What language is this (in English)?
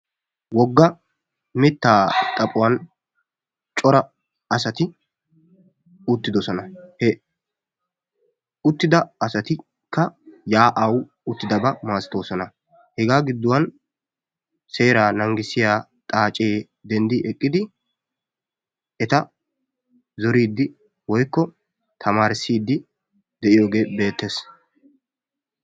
Wolaytta